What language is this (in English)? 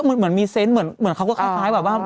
Thai